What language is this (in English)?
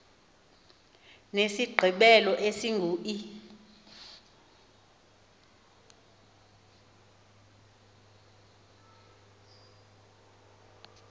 Xhosa